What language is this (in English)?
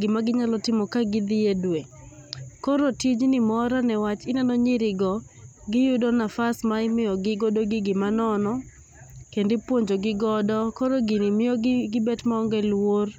Luo (Kenya and Tanzania)